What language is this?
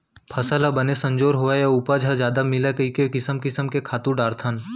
Chhattisgarhi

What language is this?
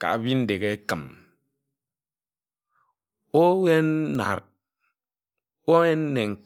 Ejagham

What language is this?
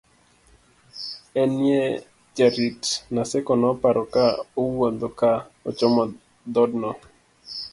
Luo (Kenya and Tanzania)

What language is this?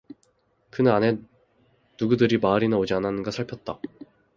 Korean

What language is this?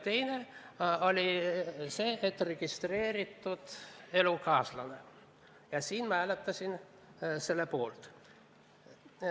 Estonian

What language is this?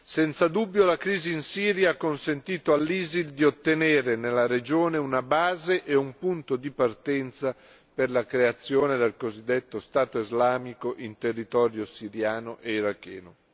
Italian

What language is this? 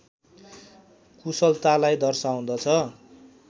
Nepali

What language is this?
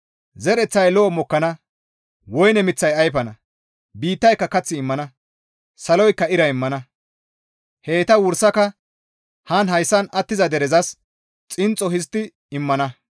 Gamo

